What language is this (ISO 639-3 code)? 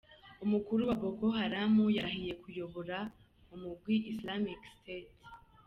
kin